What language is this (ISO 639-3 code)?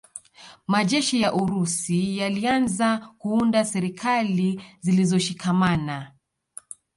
swa